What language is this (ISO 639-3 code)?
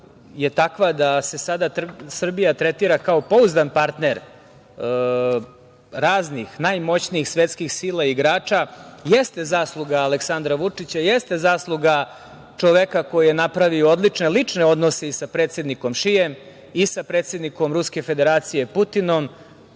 srp